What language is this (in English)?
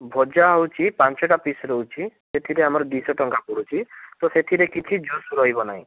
Odia